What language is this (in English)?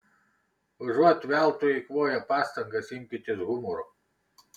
Lithuanian